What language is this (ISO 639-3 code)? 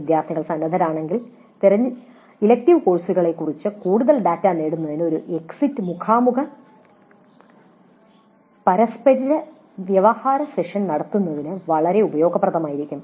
mal